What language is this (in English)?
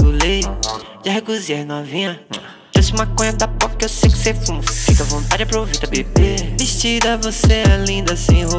Portuguese